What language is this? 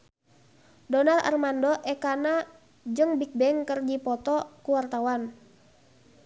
Sundanese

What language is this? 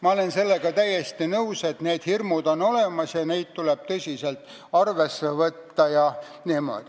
Estonian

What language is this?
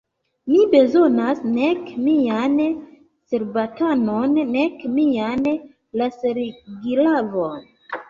Esperanto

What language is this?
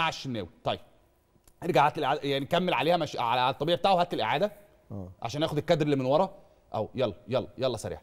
Arabic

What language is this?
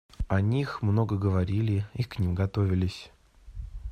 Russian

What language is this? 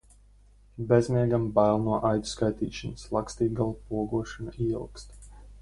Latvian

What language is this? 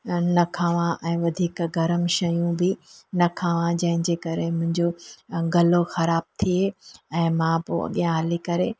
Sindhi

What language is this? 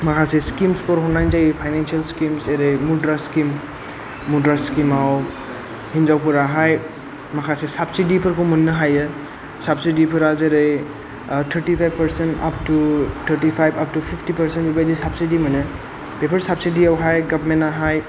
Bodo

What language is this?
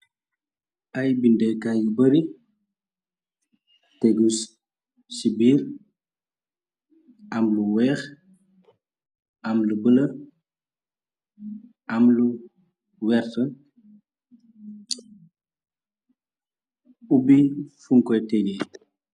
Wolof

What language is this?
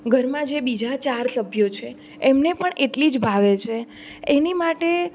Gujarati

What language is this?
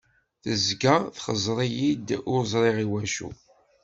Kabyle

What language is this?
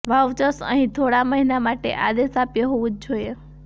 Gujarati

